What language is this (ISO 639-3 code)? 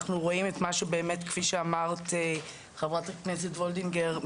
heb